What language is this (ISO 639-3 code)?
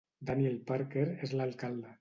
cat